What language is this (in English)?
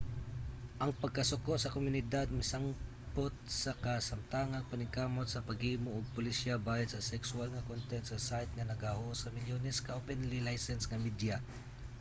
Cebuano